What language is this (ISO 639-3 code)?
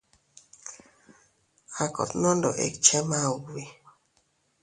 cut